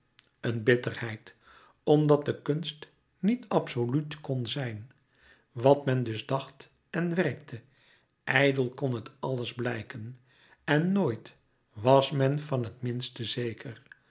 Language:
Dutch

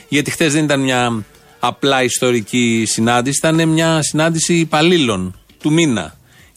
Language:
Greek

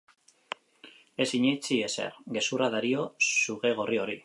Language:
Basque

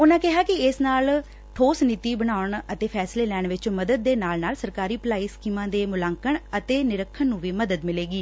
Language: Punjabi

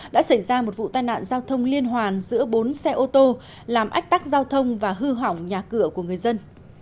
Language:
Vietnamese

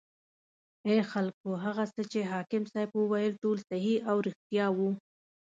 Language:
Pashto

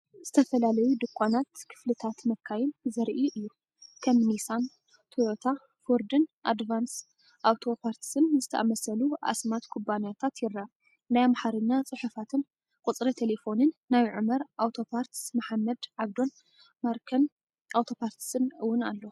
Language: Tigrinya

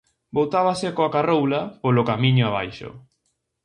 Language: Galician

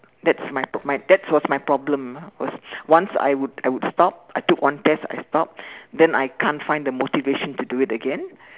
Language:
English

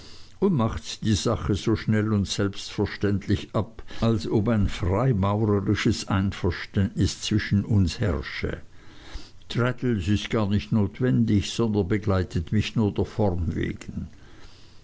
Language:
German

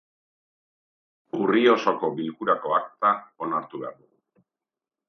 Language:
Basque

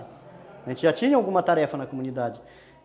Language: Portuguese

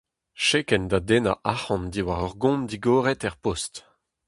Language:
Breton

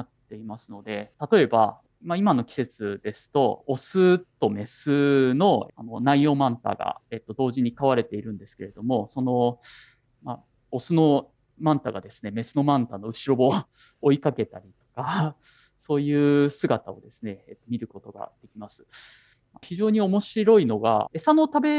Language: Japanese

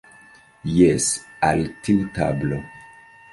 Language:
Esperanto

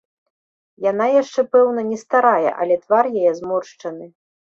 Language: Belarusian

